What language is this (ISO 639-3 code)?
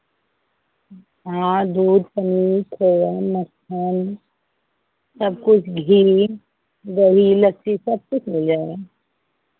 hin